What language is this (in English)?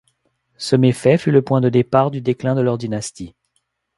French